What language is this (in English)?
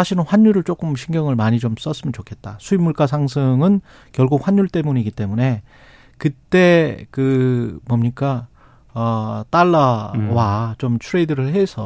Korean